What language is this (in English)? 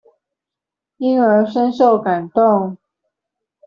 Chinese